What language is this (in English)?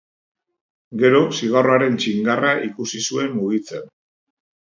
Basque